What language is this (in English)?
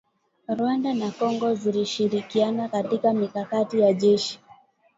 Swahili